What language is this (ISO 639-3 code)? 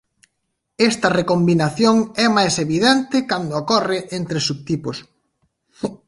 glg